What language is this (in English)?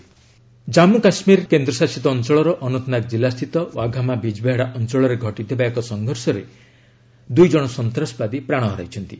Odia